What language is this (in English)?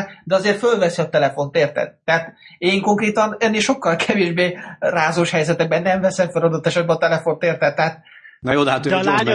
Hungarian